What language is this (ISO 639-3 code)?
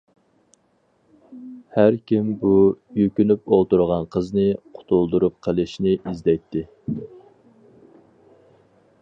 uig